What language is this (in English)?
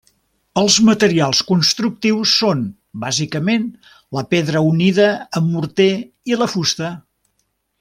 Catalan